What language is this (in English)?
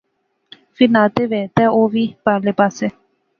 Pahari-Potwari